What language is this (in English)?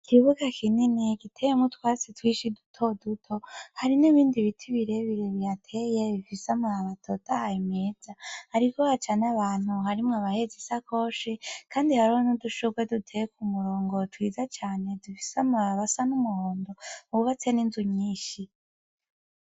Rundi